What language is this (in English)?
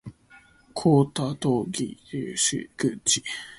Cantonese